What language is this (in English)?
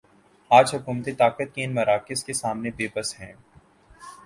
Urdu